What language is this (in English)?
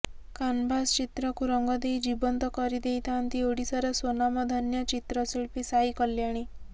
Odia